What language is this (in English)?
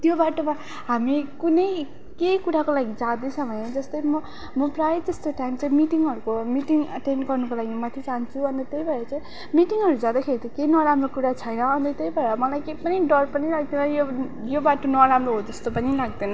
Nepali